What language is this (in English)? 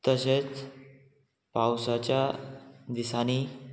Konkani